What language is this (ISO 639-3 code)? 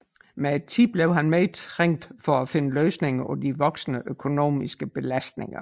dan